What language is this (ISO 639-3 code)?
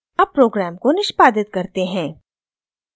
hin